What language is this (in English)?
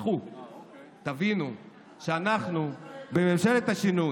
Hebrew